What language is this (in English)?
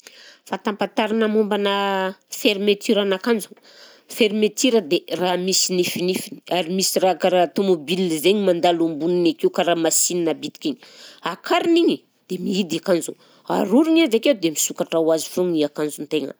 Southern Betsimisaraka Malagasy